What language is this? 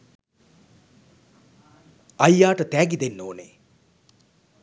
Sinhala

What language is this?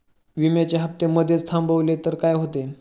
Marathi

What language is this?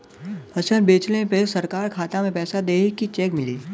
Bhojpuri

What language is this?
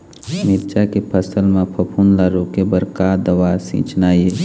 Chhattisgarhi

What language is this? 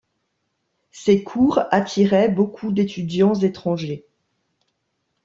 French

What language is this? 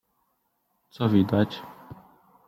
Polish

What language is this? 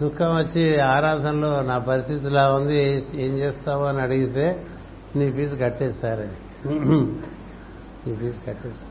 Telugu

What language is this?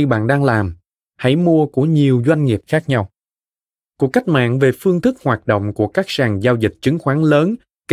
Vietnamese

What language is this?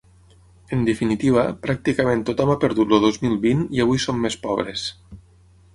Catalan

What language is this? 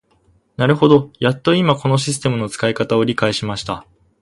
Japanese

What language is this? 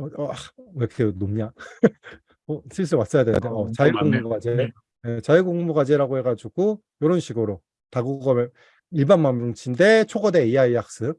Korean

